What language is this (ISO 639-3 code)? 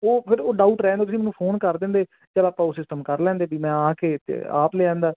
pan